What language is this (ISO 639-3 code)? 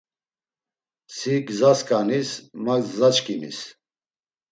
lzz